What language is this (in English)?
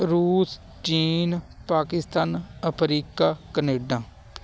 Punjabi